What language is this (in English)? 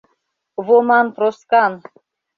Mari